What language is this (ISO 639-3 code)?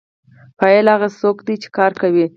pus